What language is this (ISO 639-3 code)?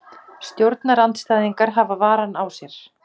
isl